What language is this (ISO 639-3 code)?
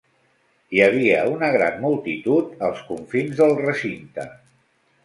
cat